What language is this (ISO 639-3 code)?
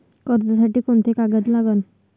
mar